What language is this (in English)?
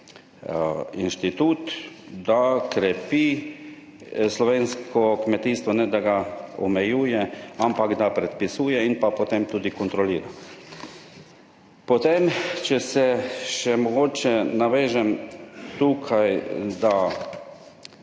Slovenian